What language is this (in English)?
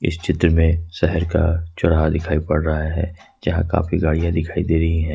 Hindi